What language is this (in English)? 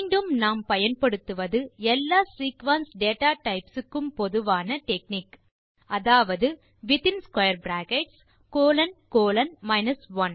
Tamil